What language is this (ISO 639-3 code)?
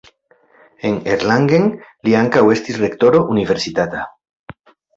epo